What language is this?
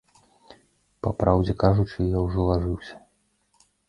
Belarusian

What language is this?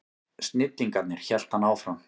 Icelandic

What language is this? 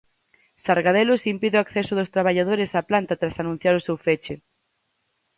Galician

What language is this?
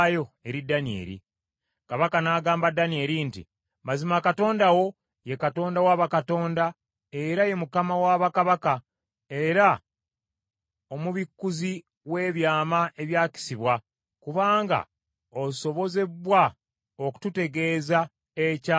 Ganda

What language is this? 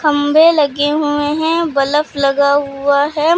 Hindi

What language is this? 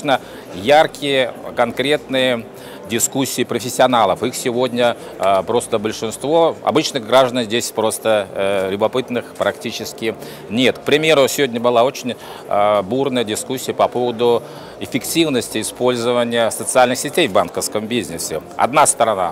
Russian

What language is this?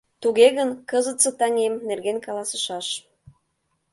Mari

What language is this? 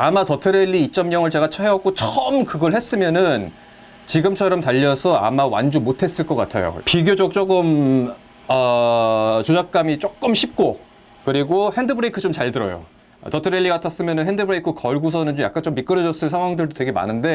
Korean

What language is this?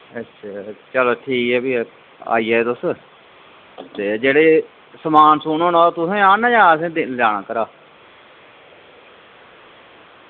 Dogri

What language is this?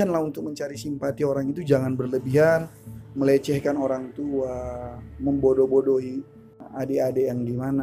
Indonesian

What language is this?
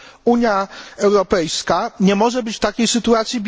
Polish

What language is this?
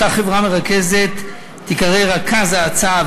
Hebrew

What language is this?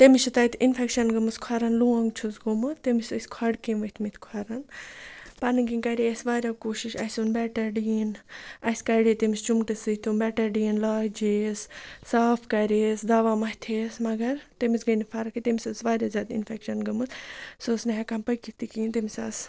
Kashmiri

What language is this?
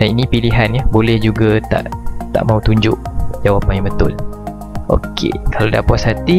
Malay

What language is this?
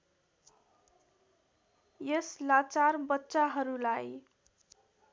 Nepali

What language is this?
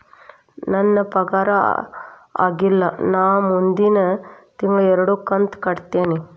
Kannada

